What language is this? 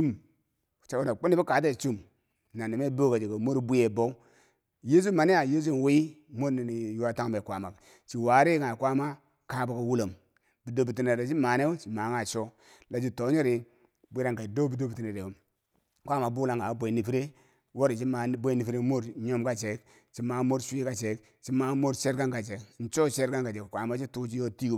Bangwinji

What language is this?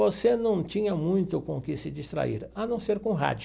Portuguese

